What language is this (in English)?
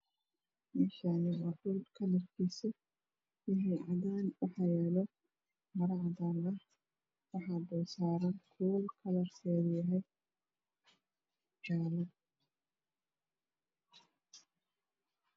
Somali